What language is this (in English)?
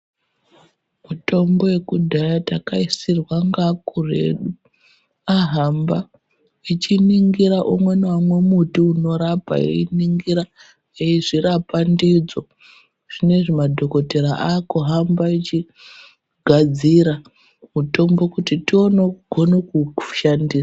Ndau